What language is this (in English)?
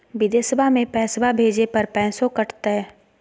Magahi